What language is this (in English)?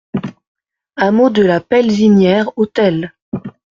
French